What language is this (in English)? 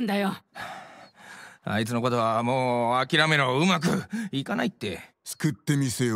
Japanese